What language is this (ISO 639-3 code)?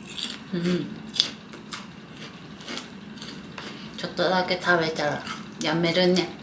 jpn